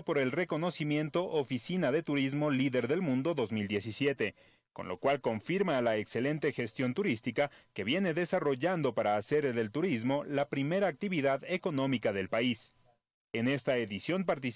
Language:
Spanish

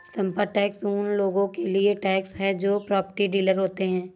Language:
Hindi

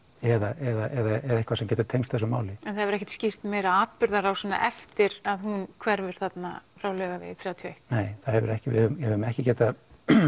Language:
Icelandic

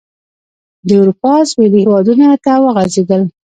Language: Pashto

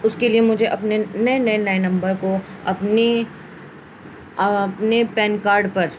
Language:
Urdu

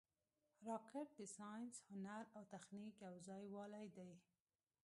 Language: Pashto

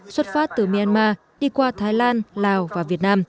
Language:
Vietnamese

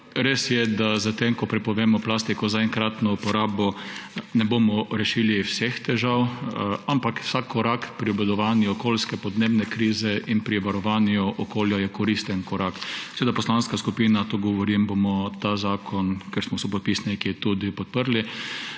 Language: Slovenian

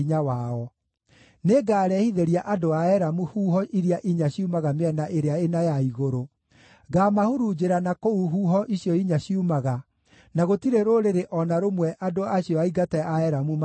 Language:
Kikuyu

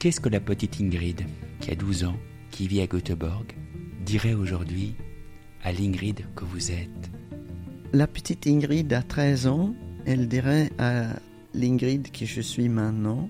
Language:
French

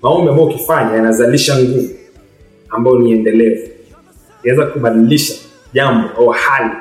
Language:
Swahili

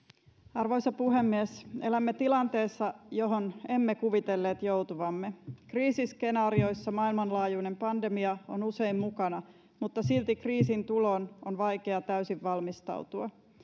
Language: Finnish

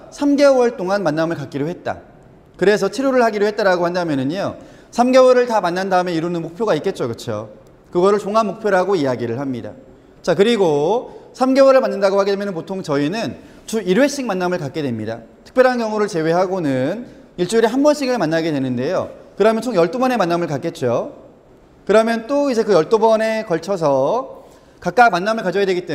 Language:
Korean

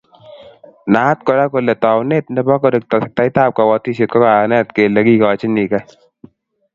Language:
Kalenjin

